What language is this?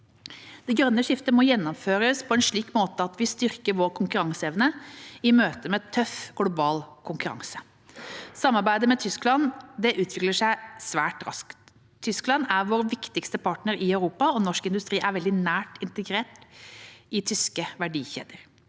Norwegian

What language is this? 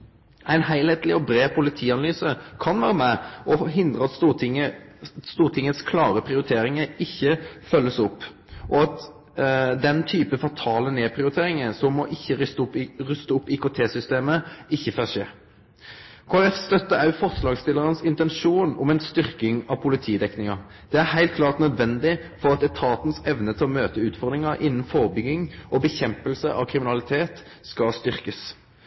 Norwegian Nynorsk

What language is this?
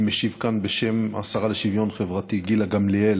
Hebrew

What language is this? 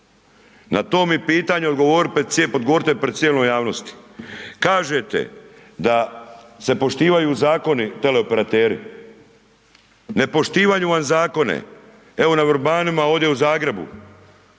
Croatian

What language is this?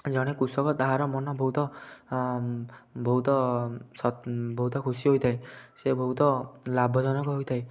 Odia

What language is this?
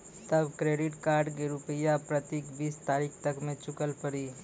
Maithili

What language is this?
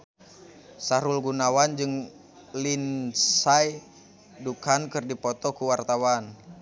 Sundanese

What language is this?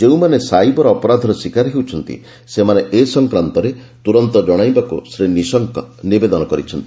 Odia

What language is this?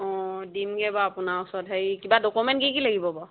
Assamese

